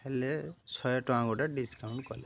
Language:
Odia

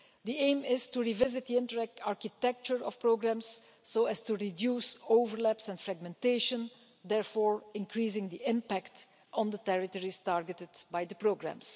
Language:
English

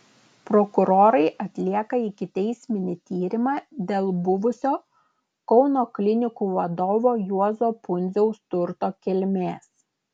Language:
Lithuanian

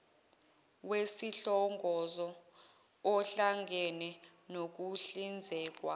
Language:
Zulu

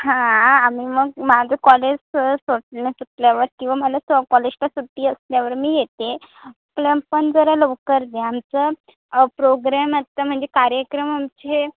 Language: Marathi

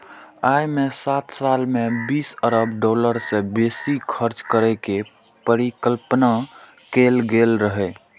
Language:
Maithili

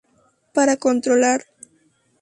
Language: Spanish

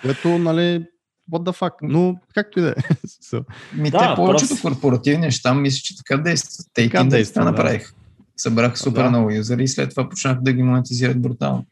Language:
Bulgarian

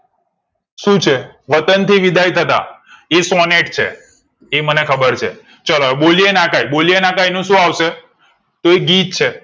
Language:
Gujarati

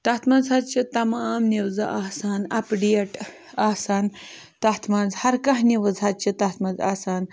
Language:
Kashmiri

